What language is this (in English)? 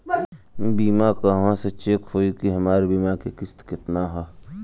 Bhojpuri